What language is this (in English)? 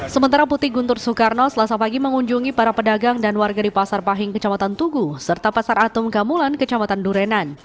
Indonesian